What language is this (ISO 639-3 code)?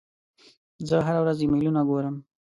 pus